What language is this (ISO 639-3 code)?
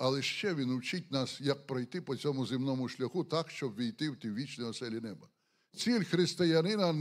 ukr